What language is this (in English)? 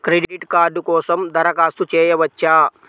Telugu